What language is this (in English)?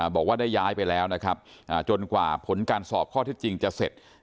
Thai